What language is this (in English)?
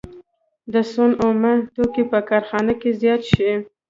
Pashto